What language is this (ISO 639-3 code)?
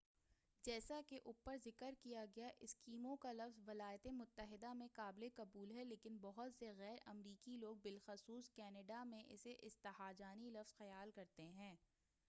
urd